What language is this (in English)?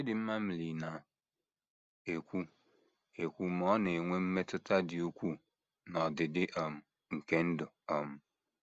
Igbo